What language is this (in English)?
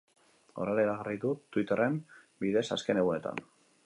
Basque